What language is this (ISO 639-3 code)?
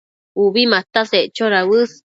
mcf